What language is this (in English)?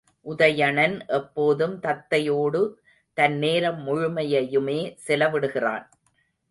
Tamil